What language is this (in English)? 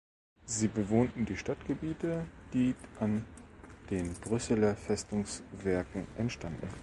German